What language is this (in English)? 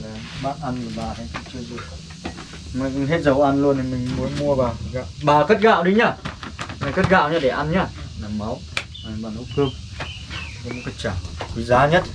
Vietnamese